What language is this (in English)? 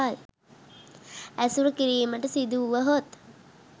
Sinhala